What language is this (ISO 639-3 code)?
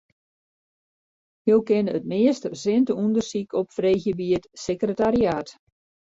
fry